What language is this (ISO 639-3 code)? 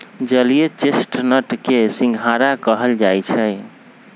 mag